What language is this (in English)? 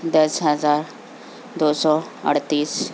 Urdu